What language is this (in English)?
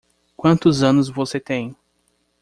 Portuguese